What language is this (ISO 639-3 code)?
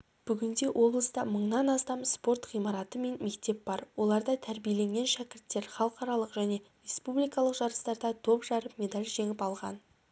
kaz